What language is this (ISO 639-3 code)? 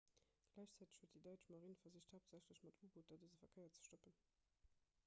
ltz